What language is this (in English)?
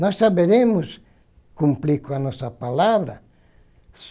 Portuguese